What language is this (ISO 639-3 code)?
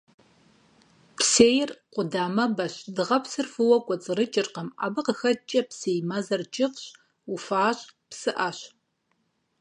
kbd